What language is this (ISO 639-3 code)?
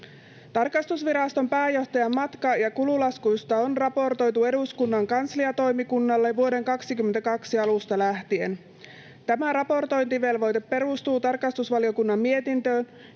fin